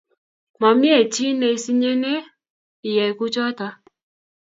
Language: Kalenjin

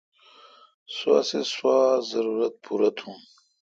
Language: Kalkoti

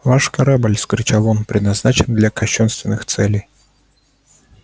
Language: Russian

